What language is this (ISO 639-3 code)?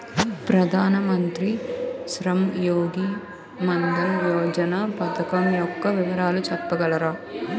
tel